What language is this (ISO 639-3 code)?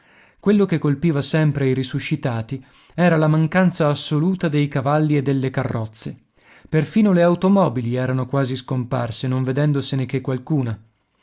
ita